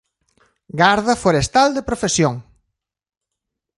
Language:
Galician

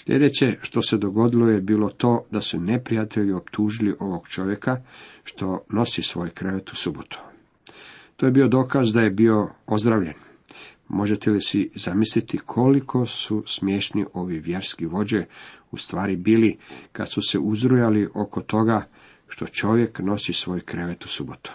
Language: Croatian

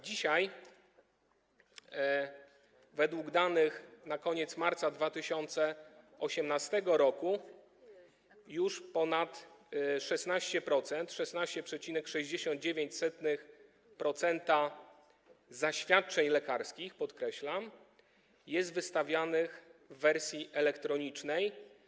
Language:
Polish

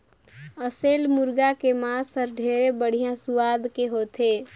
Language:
Chhattisgarhi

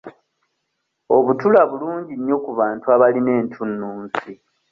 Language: Ganda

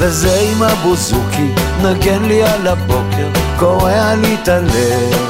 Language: Hebrew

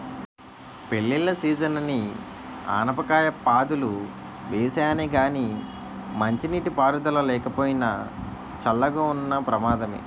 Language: Telugu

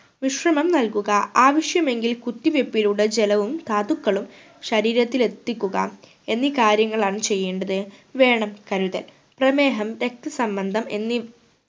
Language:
Malayalam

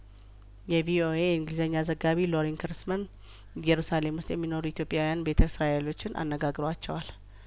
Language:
Amharic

